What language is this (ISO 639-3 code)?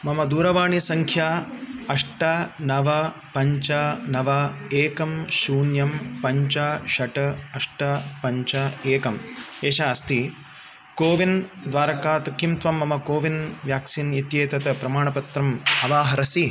san